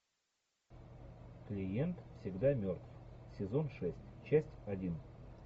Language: Russian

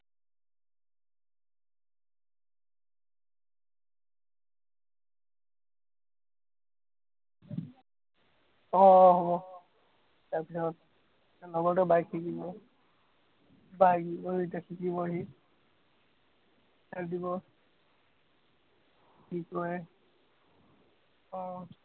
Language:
Assamese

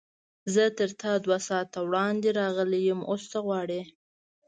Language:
Pashto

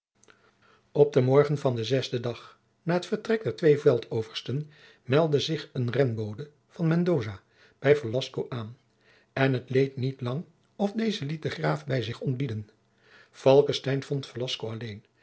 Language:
Dutch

